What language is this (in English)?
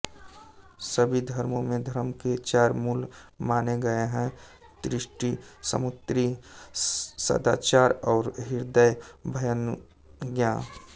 Hindi